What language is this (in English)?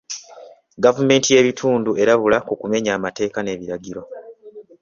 Ganda